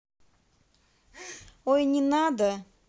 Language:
Russian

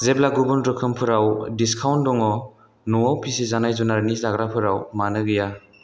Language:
Bodo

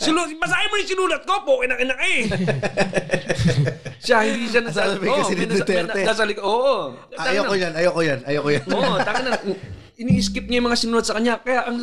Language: Filipino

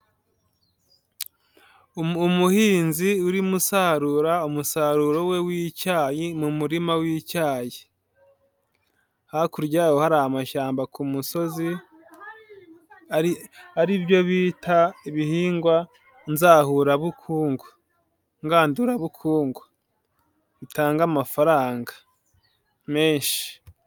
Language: Kinyarwanda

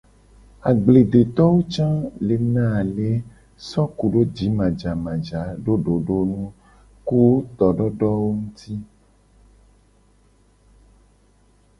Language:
Gen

